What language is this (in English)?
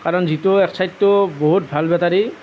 Assamese